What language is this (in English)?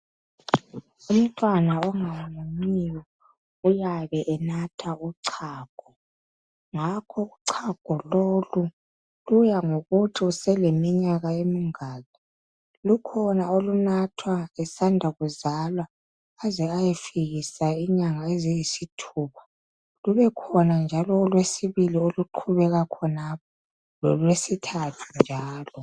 North Ndebele